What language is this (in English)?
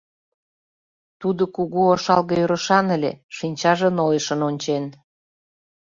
Mari